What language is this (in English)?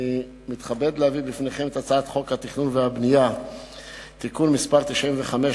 Hebrew